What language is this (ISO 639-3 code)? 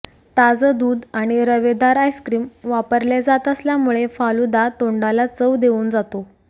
mar